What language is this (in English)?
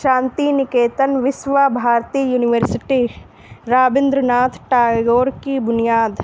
Urdu